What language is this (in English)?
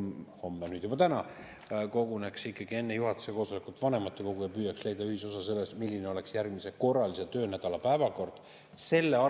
Estonian